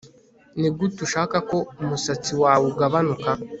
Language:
Kinyarwanda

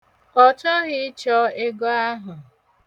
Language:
Igbo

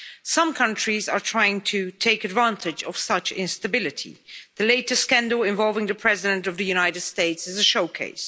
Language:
English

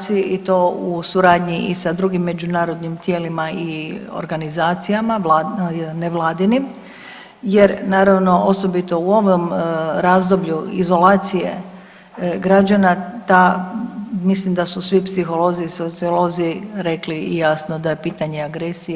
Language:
Croatian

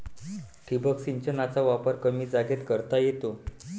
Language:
Marathi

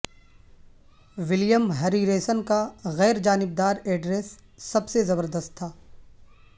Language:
Urdu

